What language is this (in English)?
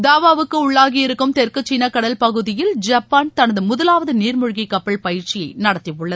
Tamil